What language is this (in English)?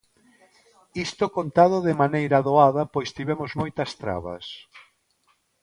Galician